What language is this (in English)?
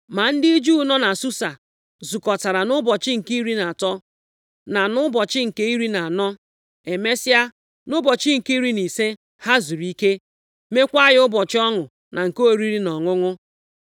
Igbo